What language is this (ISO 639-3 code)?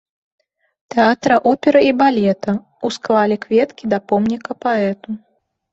bel